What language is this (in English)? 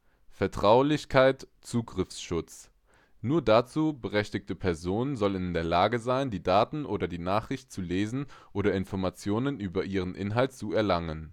German